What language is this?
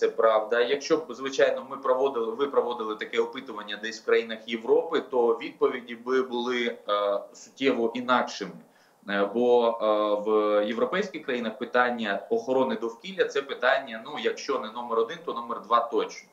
Ukrainian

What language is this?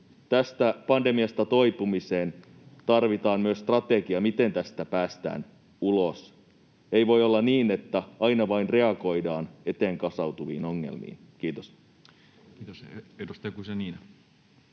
Finnish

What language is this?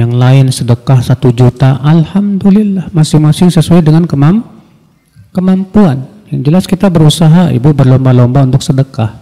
Indonesian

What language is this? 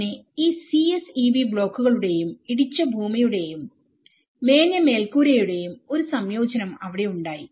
Malayalam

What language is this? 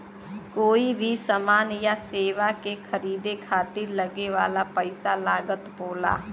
Bhojpuri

